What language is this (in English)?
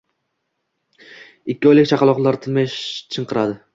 Uzbek